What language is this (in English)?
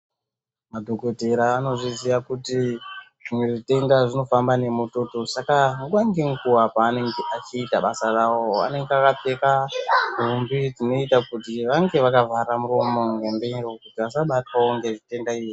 Ndau